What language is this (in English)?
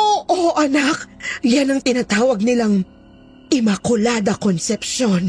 Filipino